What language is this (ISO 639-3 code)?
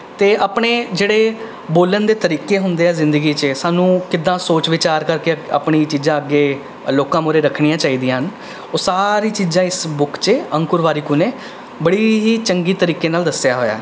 pan